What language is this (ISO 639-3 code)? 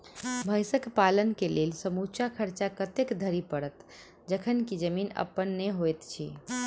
mai